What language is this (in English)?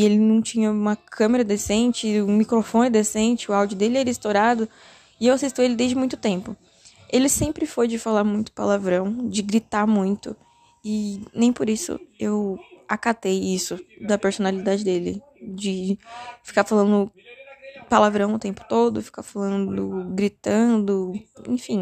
Portuguese